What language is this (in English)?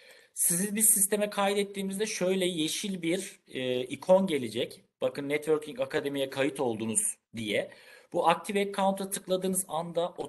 Turkish